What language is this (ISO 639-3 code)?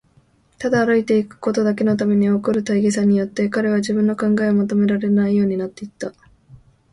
jpn